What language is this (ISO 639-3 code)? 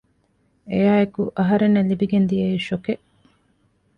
div